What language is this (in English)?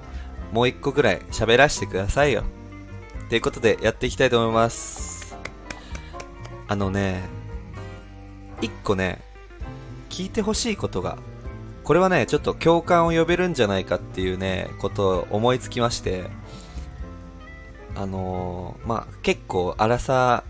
Japanese